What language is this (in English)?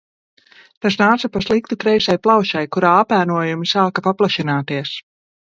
Latvian